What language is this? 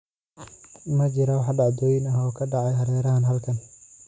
Somali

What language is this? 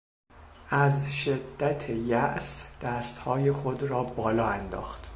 Persian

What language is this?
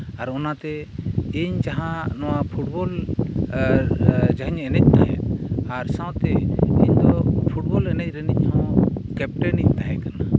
Santali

